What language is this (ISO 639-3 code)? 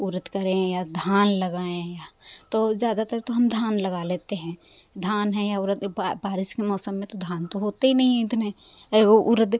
hin